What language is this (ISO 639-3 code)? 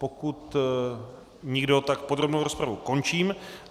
ces